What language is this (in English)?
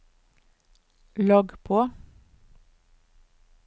Norwegian